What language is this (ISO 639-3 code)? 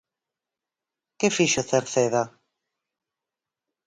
glg